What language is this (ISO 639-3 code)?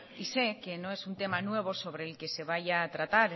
spa